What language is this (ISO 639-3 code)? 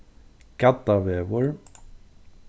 fao